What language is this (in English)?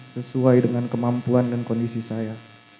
Indonesian